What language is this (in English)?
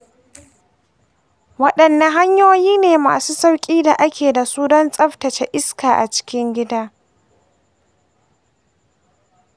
Hausa